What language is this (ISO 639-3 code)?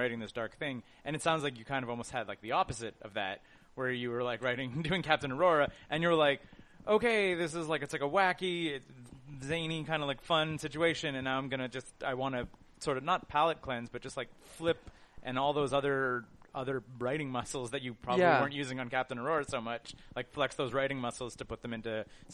eng